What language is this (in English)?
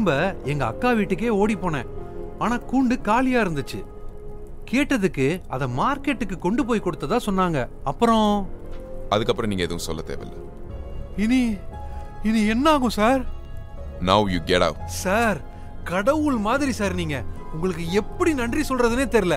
Tamil